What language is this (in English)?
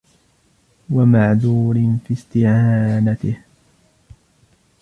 Arabic